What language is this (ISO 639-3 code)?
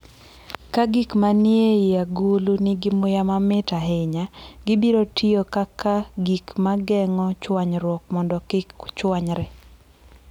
luo